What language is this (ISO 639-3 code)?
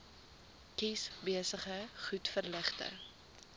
afr